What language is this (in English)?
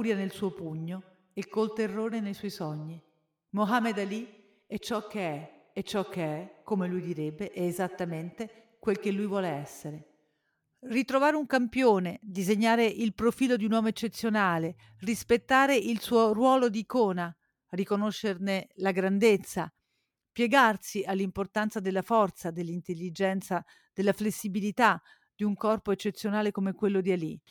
Italian